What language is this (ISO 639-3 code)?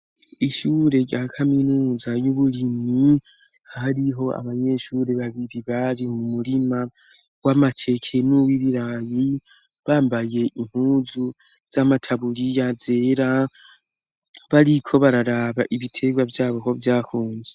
run